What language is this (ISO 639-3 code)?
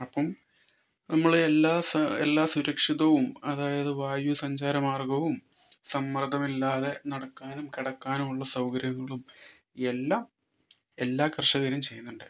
mal